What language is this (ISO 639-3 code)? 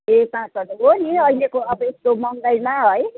nep